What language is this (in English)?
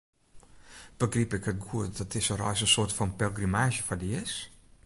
Western Frisian